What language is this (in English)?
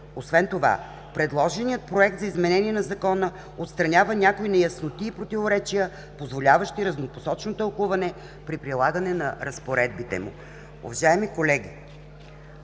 Bulgarian